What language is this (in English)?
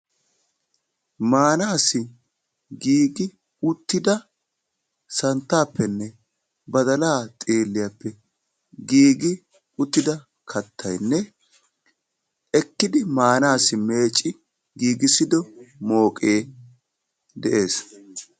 Wolaytta